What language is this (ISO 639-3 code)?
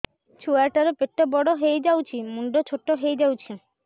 ori